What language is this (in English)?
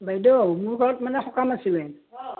Assamese